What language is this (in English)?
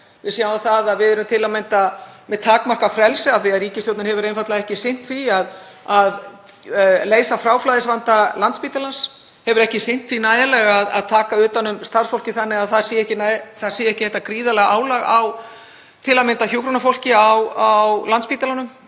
Icelandic